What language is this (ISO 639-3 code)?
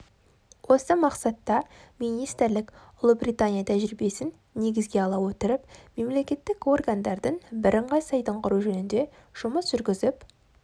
kaz